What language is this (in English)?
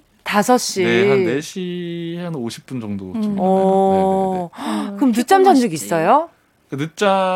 Korean